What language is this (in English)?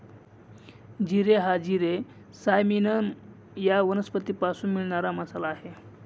Marathi